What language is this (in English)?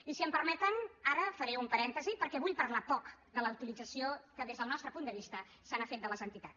Catalan